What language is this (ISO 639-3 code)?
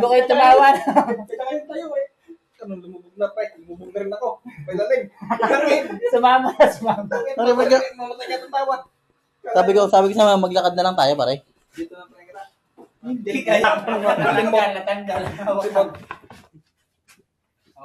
fil